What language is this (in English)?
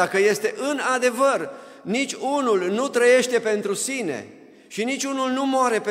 Romanian